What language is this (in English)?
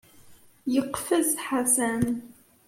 Kabyle